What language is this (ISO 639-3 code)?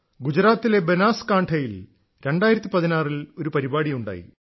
mal